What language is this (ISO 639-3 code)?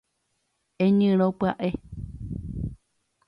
grn